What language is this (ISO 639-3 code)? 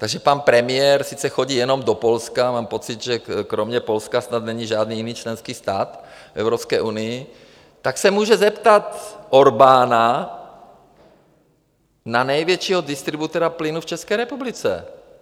ces